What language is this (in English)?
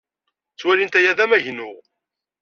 Kabyle